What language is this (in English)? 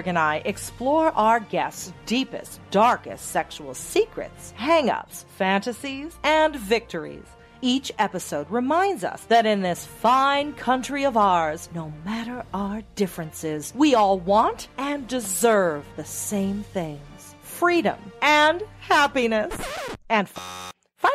English